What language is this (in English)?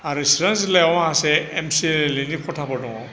Bodo